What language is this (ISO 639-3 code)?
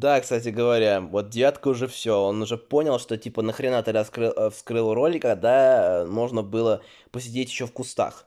rus